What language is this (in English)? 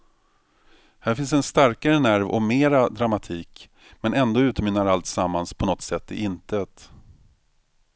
Swedish